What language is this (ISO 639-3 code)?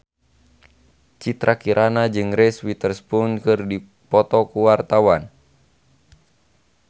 sun